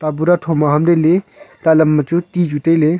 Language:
Wancho Naga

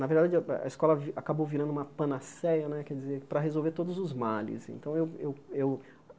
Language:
Portuguese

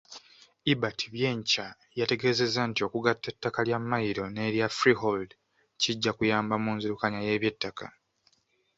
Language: Ganda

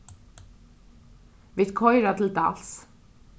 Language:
Faroese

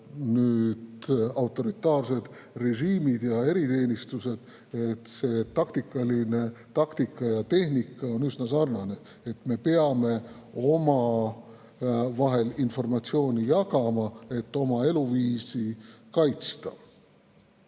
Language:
Estonian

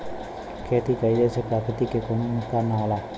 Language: Bhojpuri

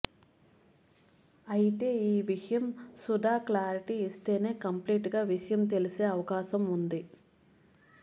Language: Telugu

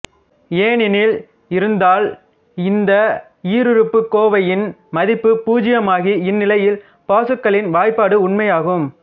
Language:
Tamil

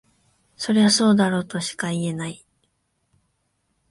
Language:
Japanese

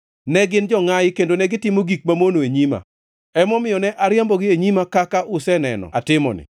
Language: Luo (Kenya and Tanzania)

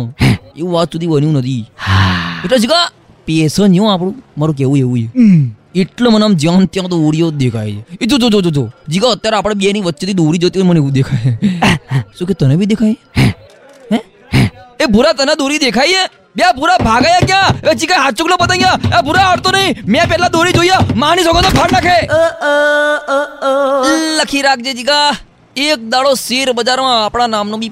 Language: Gujarati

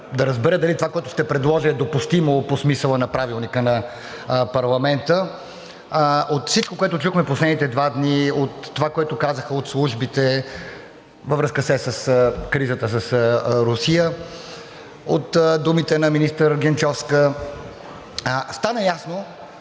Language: Bulgarian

